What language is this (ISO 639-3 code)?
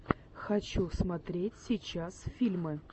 rus